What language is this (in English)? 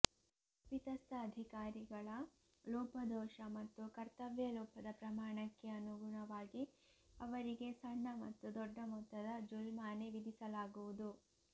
Kannada